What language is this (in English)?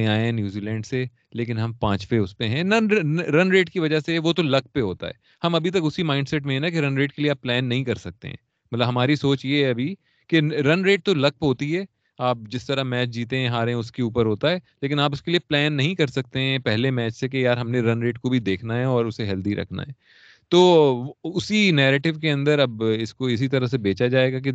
Urdu